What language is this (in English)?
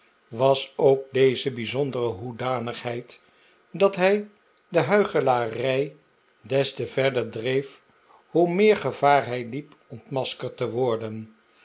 Dutch